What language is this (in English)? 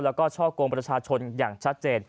Thai